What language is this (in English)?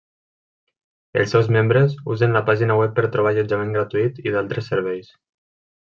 Catalan